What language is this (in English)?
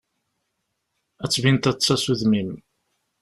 Kabyle